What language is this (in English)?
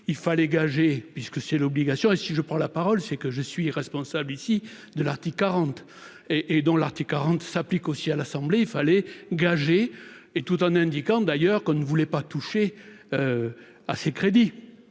French